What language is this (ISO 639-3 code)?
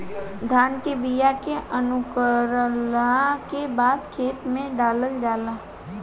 bho